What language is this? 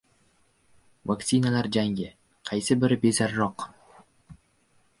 Uzbek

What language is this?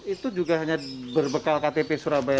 Indonesian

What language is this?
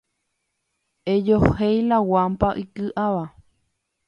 Guarani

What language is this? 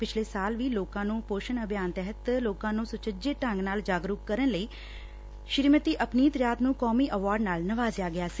Punjabi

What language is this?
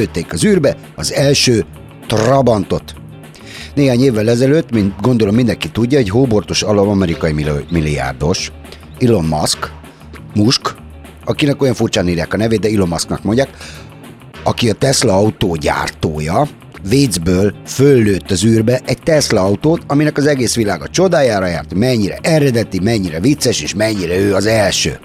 Hungarian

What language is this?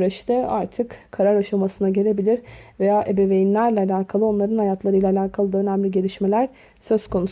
Turkish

